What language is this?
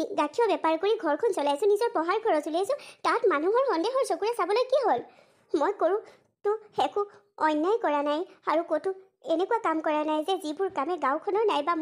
Thai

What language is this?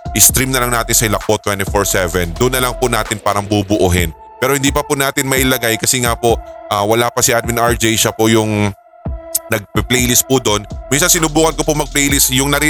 Filipino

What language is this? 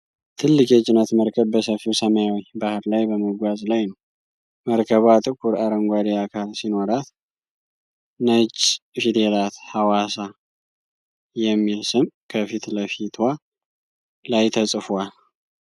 Amharic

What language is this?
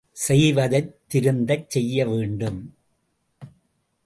Tamil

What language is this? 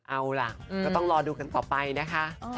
Thai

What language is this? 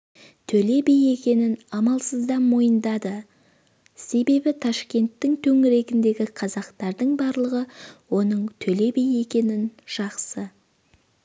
Kazakh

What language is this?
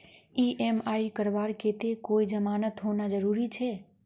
Magahi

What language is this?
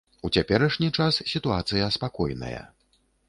Belarusian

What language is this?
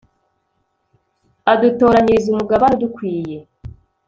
Kinyarwanda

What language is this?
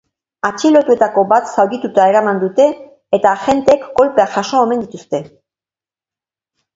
Basque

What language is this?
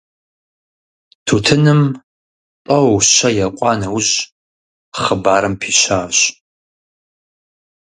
Kabardian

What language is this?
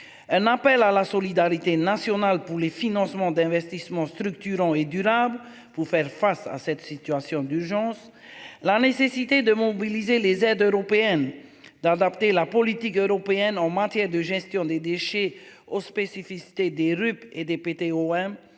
French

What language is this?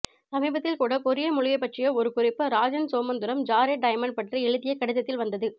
Tamil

